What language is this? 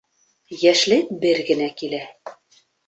Bashkir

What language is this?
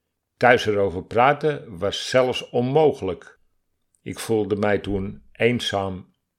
Dutch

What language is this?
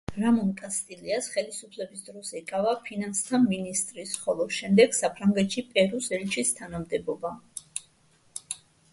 Georgian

